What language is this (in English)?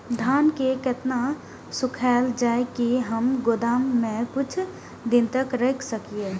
Maithili